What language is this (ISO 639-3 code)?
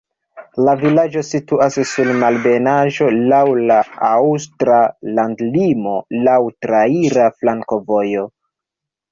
epo